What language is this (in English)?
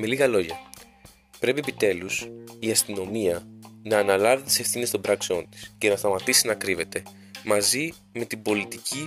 Greek